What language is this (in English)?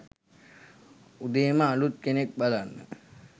Sinhala